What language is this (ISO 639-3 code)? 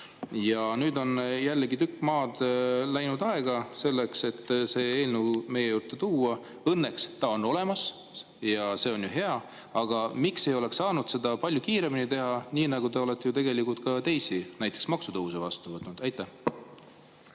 est